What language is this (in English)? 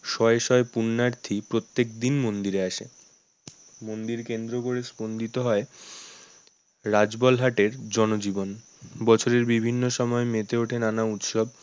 Bangla